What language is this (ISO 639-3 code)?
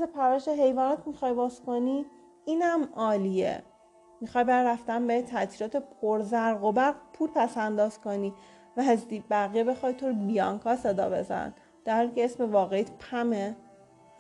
fas